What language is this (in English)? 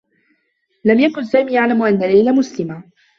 Arabic